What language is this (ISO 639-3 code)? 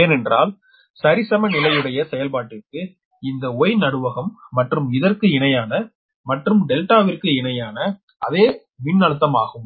tam